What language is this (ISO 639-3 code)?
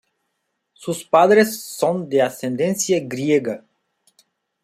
spa